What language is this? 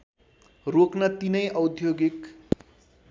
Nepali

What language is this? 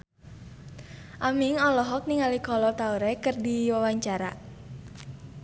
Sundanese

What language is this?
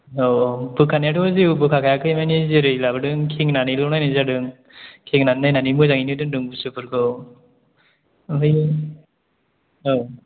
Bodo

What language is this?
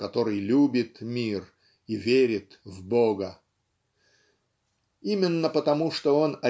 Russian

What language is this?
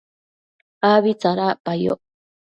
Matsés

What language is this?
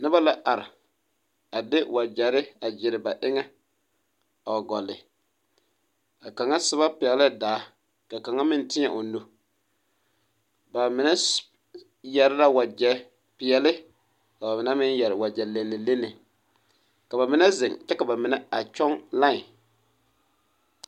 Southern Dagaare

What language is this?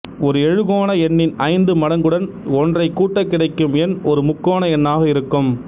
Tamil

